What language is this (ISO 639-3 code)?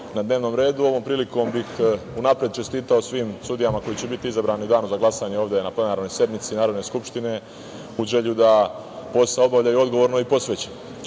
srp